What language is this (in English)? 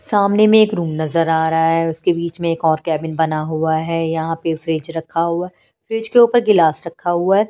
Hindi